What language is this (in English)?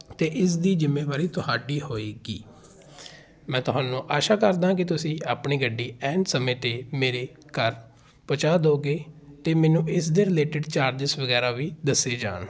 Punjabi